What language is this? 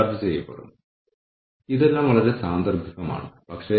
Malayalam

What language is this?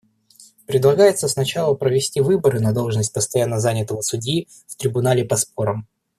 Russian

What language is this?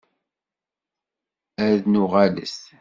Kabyle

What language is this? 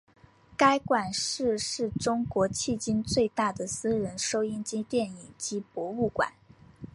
Chinese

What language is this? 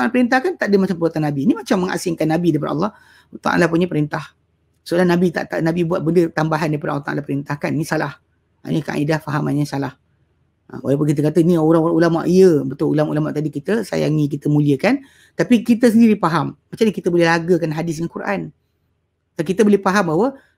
Malay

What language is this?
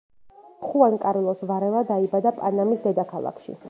Georgian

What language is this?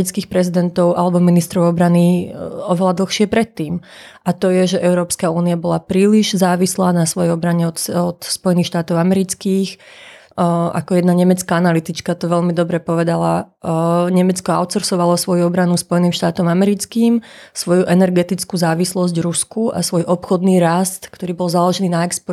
Slovak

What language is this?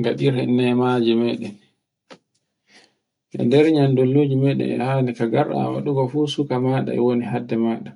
Borgu Fulfulde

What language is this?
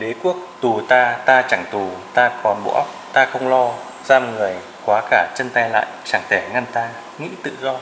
Vietnamese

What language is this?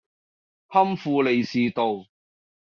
Cantonese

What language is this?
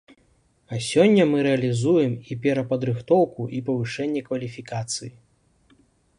Belarusian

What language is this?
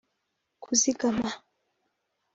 Kinyarwanda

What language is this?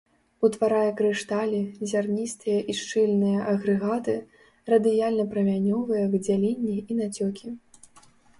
Belarusian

